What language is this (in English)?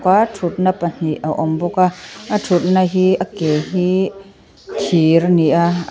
Mizo